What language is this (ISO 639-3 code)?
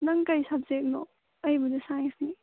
mni